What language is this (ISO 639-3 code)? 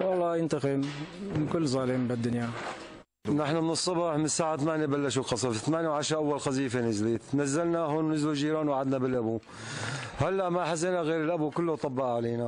ara